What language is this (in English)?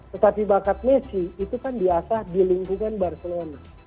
Indonesian